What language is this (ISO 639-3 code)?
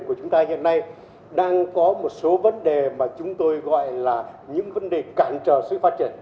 vie